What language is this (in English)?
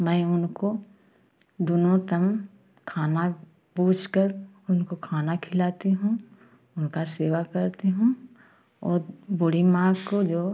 Hindi